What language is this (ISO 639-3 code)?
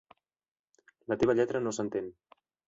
cat